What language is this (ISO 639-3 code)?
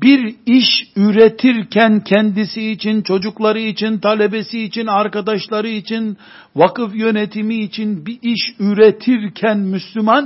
tur